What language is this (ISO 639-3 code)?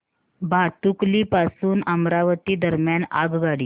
mar